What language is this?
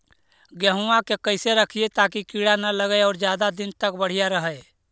Magahi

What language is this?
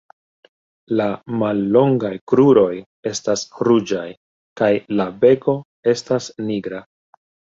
Esperanto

